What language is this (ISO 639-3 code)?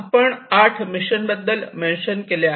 mar